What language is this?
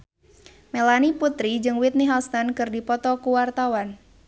Sundanese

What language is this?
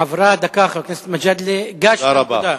Hebrew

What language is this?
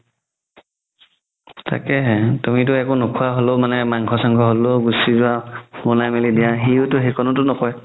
Assamese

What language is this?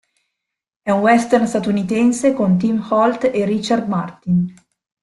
Italian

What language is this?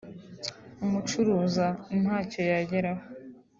Kinyarwanda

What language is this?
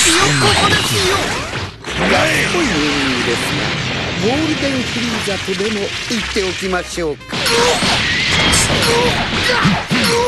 Japanese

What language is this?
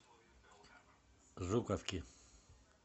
Russian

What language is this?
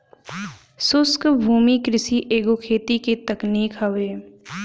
Bhojpuri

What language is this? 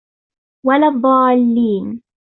Arabic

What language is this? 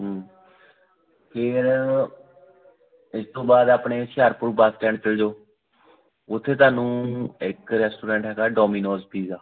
Punjabi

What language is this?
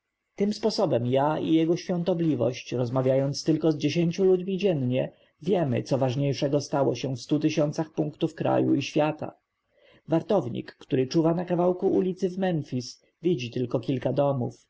Polish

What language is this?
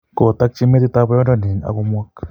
Kalenjin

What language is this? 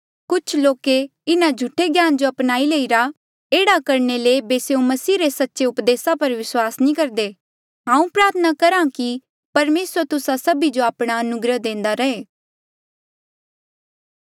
Mandeali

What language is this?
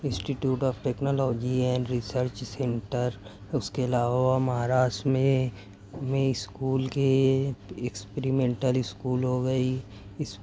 Urdu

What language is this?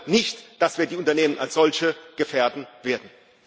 German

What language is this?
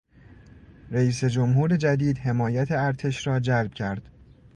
Persian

